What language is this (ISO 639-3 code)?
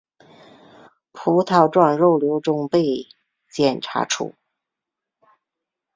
zho